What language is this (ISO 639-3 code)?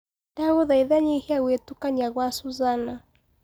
kik